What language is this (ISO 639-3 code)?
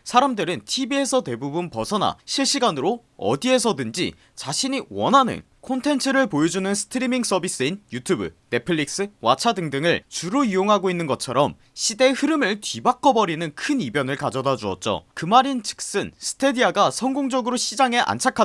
kor